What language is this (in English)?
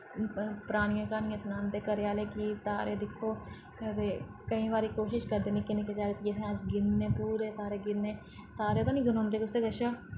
Dogri